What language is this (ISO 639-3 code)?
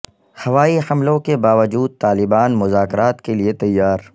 urd